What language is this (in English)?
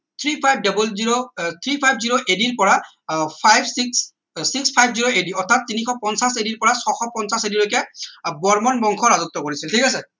Assamese